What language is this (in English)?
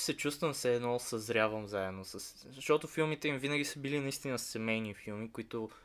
Bulgarian